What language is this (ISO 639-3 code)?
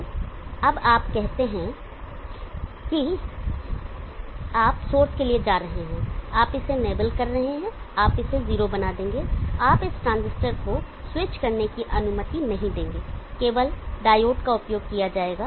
hin